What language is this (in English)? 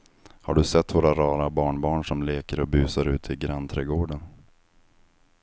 Swedish